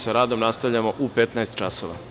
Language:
Serbian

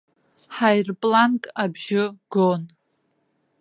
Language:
Abkhazian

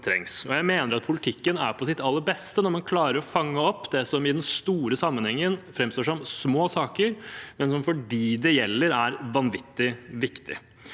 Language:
Norwegian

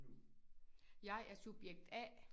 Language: Danish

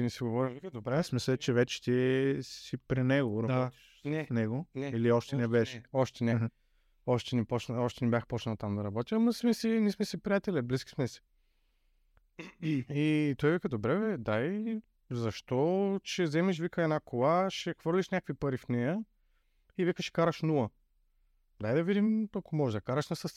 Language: Bulgarian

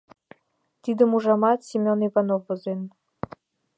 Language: Mari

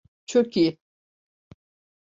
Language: Turkish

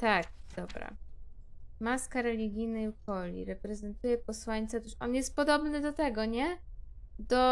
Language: Polish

